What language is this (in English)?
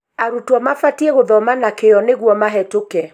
Kikuyu